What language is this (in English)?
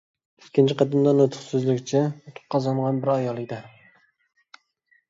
Uyghur